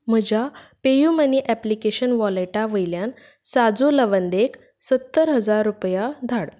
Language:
Konkani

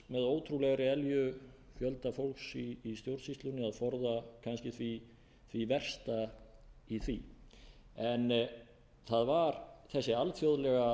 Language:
Icelandic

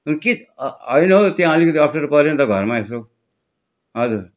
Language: Nepali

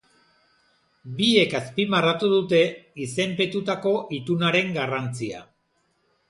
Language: Basque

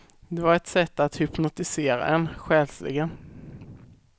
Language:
Swedish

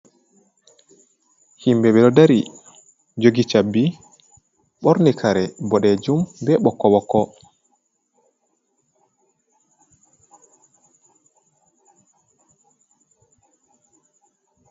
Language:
Fula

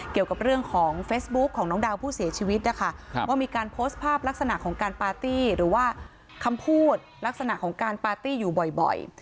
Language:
Thai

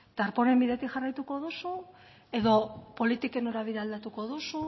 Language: Basque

